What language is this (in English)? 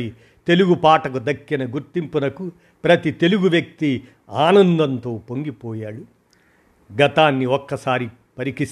Telugu